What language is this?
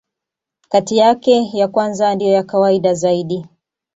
Swahili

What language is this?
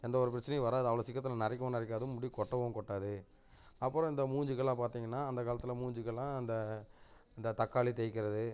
Tamil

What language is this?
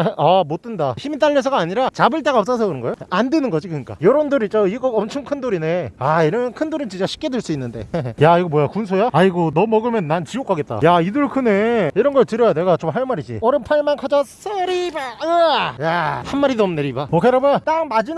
Korean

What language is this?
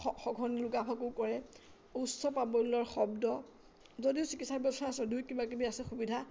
Assamese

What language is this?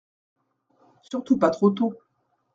French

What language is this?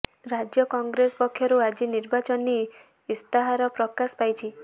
Odia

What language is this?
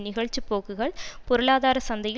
Tamil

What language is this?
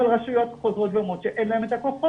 Hebrew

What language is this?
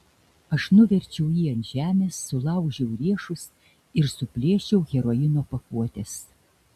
Lithuanian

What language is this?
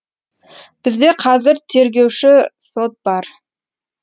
Kazakh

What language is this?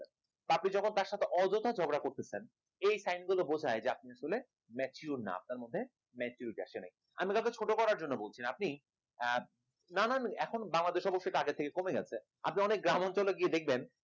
Bangla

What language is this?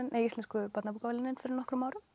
Icelandic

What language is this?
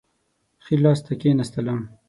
Pashto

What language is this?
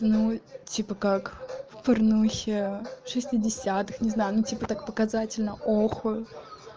Russian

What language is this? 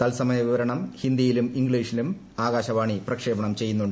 Malayalam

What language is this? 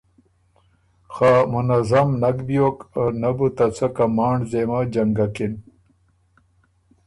Ormuri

